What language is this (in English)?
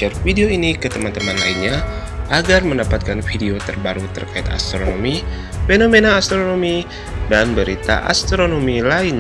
Indonesian